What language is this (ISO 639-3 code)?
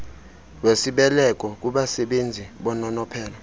xho